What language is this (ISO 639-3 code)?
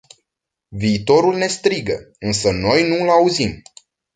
ron